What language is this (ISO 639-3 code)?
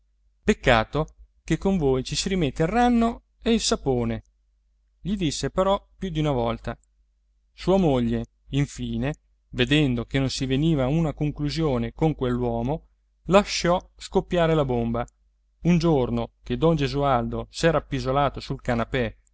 ita